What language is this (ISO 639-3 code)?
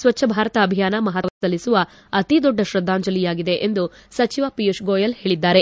kan